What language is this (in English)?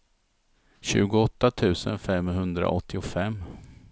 Swedish